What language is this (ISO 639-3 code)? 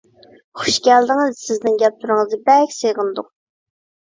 uig